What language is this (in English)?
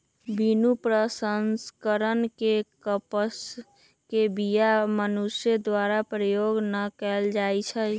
Magahi